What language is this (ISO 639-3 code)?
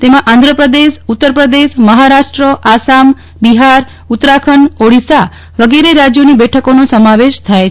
guj